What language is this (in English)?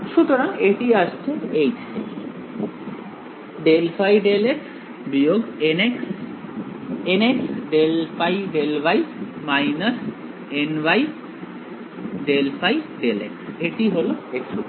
Bangla